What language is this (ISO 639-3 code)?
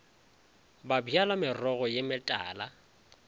nso